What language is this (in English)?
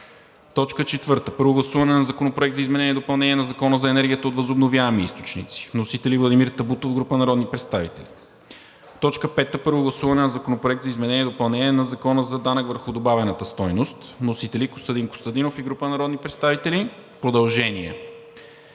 Bulgarian